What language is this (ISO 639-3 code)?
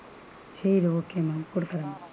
tam